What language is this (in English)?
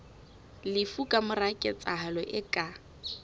Southern Sotho